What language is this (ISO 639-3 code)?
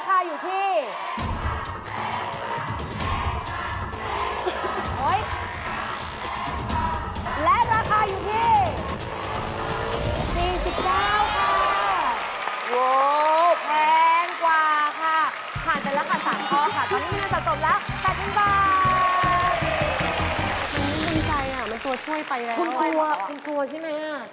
tha